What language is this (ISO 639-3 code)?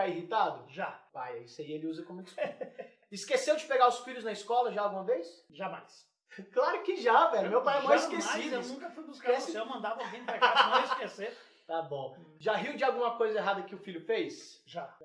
por